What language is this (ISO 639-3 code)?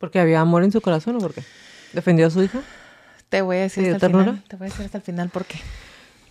spa